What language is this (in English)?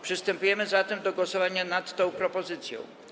Polish